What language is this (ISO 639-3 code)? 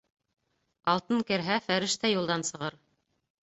bak